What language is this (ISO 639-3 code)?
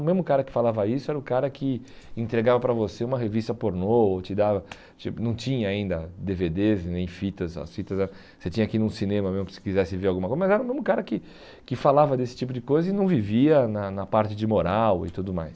por